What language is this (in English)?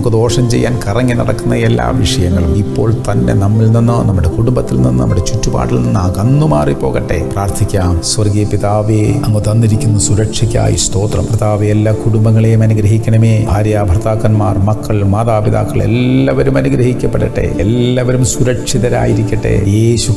Indonesian